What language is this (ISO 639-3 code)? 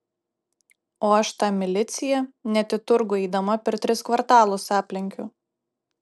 lit